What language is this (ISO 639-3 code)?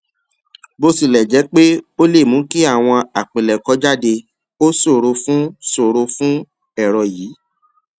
yor